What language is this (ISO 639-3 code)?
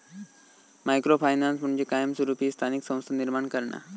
mar